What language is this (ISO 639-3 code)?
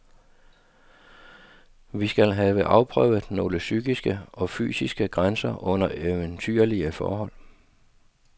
dan